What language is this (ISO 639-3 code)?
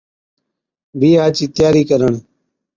odk